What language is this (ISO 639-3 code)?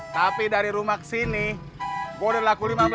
ind